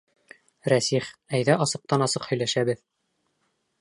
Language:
Bashkir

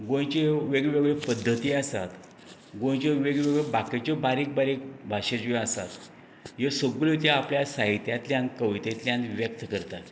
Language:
Konkani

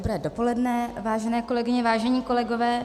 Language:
Czech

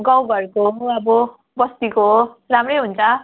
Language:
Nepali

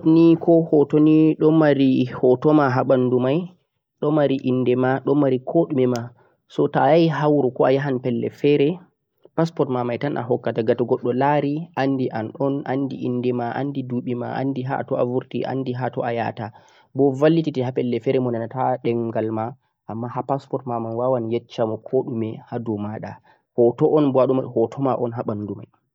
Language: Central-Eastern Niger Fulfulde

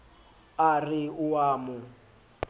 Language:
Southern Sotho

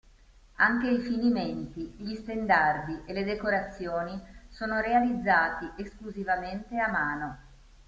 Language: Italian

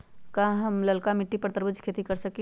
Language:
Magahi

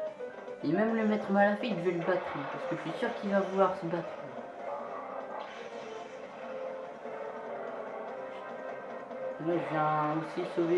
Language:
French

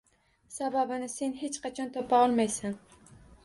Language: Uzbek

